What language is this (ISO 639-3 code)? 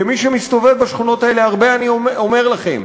heb